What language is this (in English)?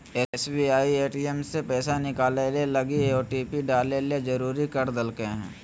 Magahi